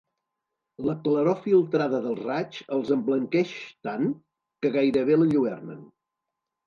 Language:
Catalan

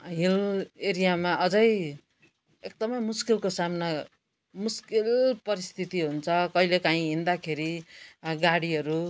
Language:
Nepali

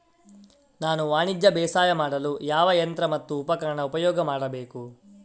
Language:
Kannada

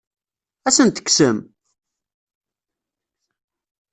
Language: Kabyle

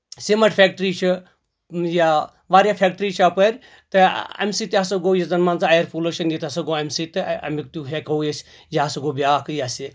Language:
Kashmiri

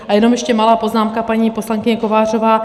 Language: Czech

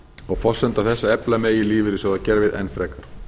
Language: Icelandic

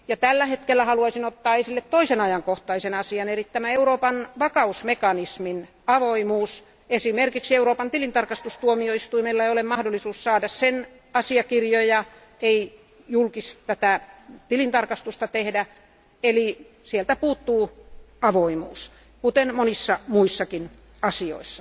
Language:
Finnish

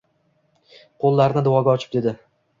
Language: Uzbek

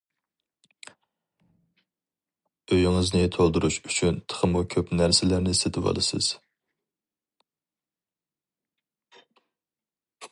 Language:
Uyghur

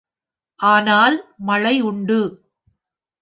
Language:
Tamil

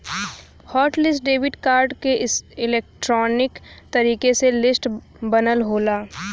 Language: Bhojpuri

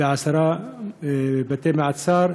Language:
Hebrew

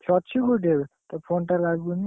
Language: Odia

